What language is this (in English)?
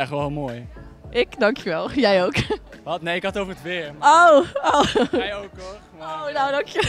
Dutch